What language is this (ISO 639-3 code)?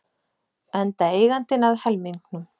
isl